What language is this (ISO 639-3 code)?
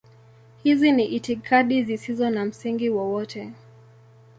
swa